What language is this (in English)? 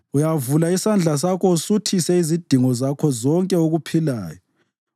North Ndebele